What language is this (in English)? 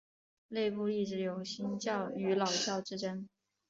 Chinese